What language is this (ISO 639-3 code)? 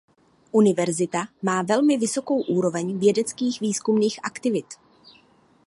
ces